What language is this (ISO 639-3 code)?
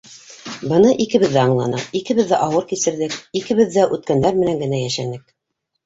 bak